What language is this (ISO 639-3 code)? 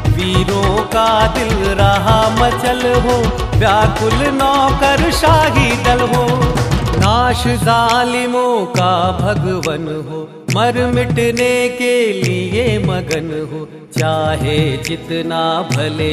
hin